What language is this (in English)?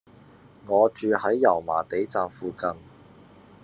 Cantonese